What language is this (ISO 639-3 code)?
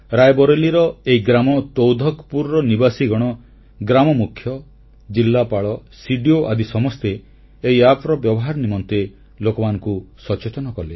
ori